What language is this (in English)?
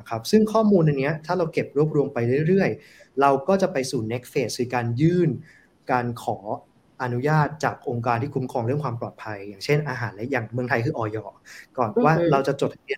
Thai